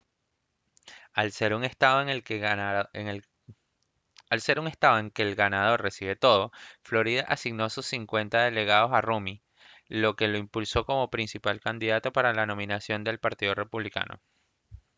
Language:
Spanish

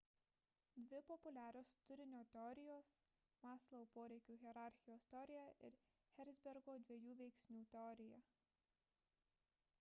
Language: Lithuanian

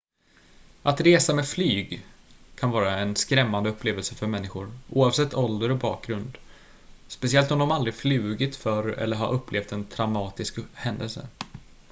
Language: Swedish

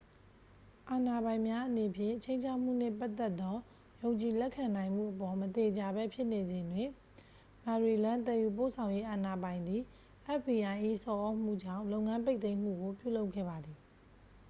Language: Burmese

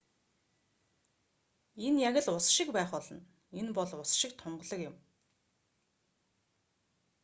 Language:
Mongolian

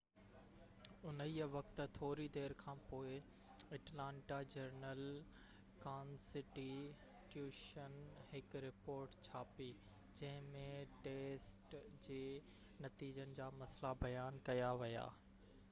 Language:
Sindhi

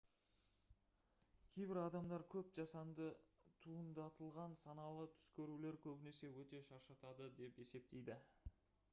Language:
Kazakh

